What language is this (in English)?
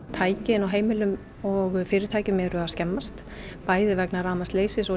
Icelandic